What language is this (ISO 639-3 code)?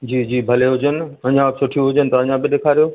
snd